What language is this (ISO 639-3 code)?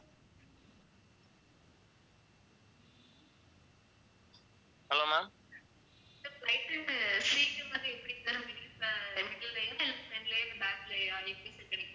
tam